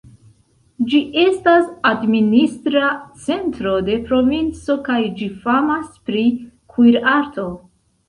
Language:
Esperanto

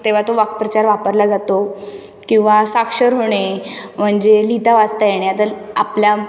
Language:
Marathi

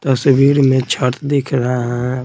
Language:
Hindi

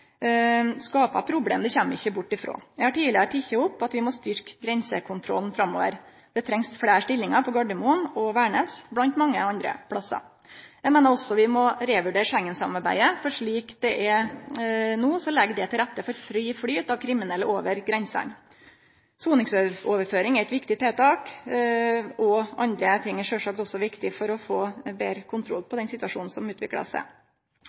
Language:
Norwegian Nynorsk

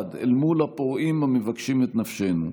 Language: Hebrew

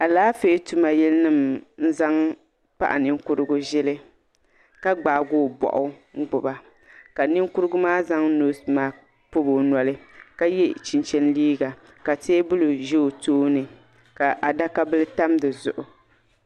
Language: Dagbani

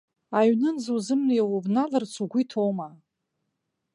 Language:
Abkhazian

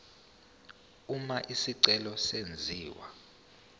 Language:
Zulu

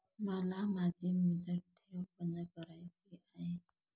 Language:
Marathi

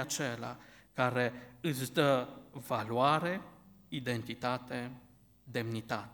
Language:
Romanian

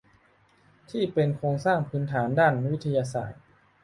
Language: Thai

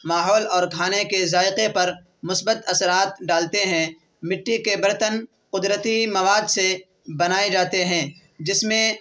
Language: Urdu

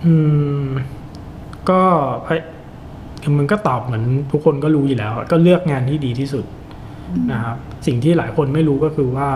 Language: Thai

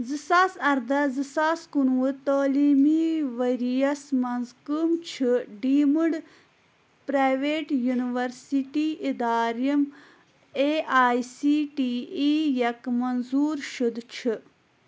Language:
Kashmiri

